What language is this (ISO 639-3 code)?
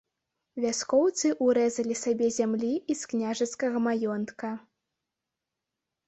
bel